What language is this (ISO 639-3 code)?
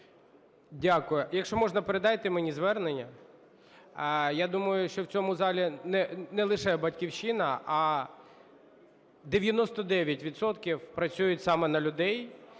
ukr